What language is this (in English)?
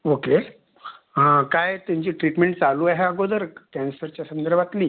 Marathi